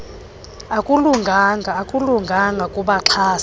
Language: Xhosa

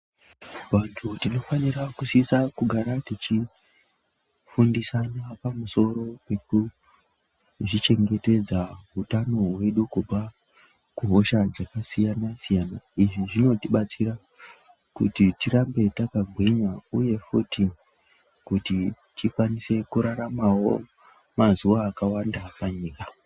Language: Ndau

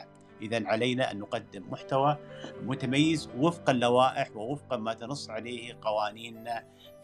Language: Arabic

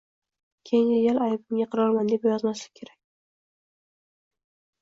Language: Uzbek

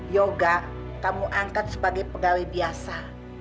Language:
Indonesian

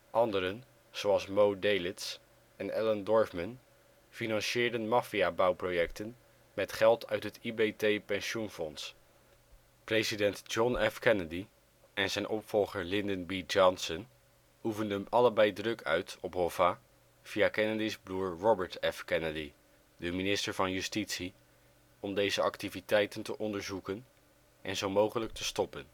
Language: Dutch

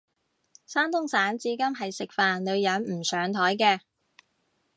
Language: Cantonese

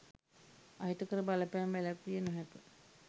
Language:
Sinhala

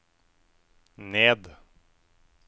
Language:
Norwegian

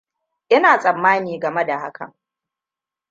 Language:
Hausa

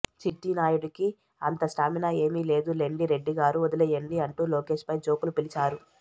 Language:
Telugu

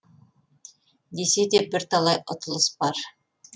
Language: Kazakh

